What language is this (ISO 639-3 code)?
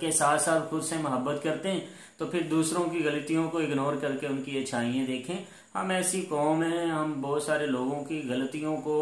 hin